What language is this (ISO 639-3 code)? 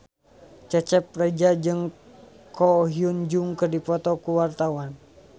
sun